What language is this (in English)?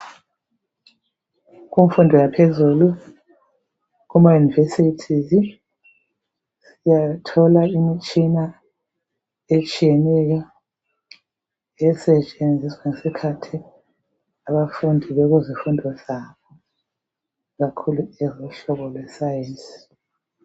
North Ndebele